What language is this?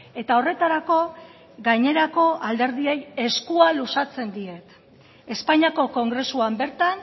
Basque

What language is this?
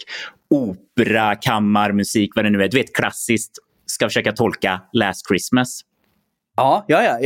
Swedish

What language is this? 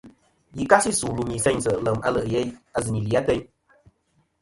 Kom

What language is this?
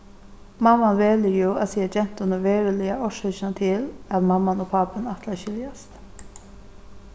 Faroese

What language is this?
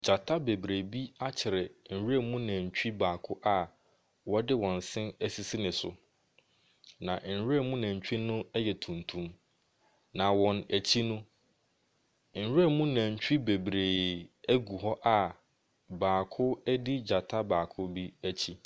Akan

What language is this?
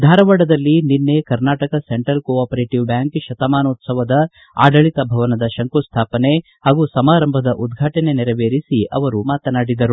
Kannada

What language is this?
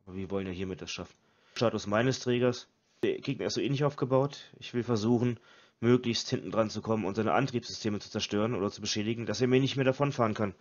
German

